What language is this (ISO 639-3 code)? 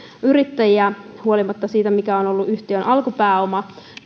fin